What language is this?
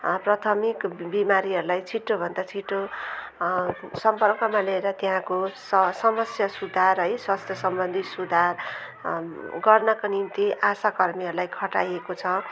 Nepali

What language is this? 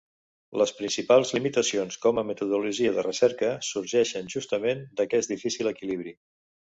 Catalan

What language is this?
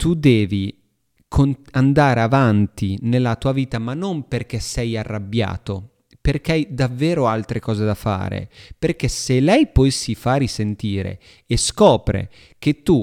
Italian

